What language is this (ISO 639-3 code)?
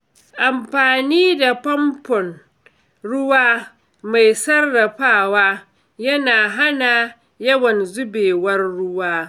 hau